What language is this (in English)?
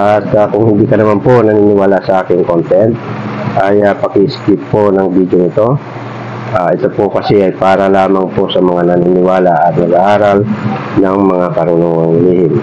Filipino